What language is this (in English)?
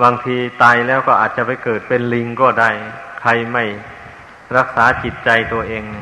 Thai